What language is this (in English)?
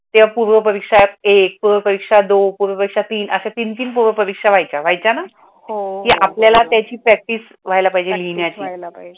Marathi